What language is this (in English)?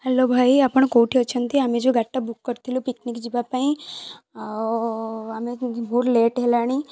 Odia